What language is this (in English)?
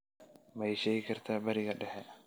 Somali